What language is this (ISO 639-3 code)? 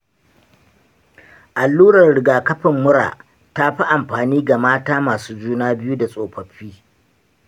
hau